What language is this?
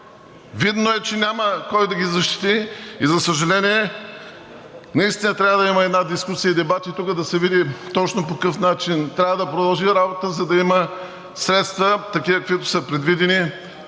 Bulgarian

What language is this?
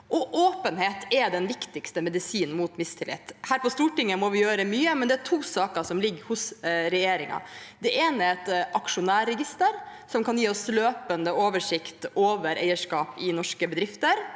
Norwegian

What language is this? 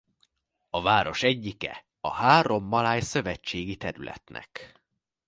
Hungarian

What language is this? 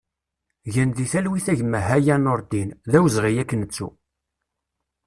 Kabyle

